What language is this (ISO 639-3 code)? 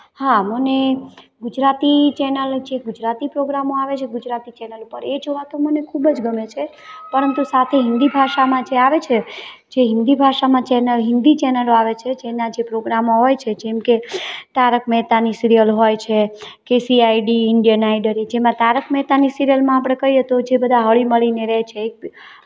guj